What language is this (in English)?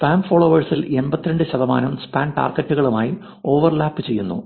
Malayalam